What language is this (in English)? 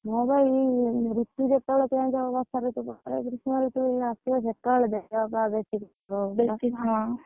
Odia